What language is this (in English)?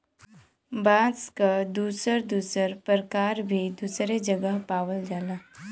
Bhojpuri